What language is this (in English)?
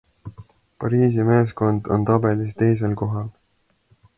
Estonian